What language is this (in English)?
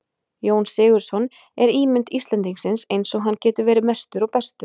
Icelandic